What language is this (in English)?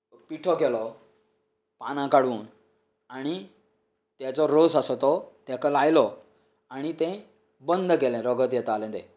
Konkani